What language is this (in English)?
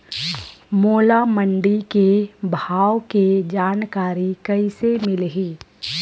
Chhattisgarhi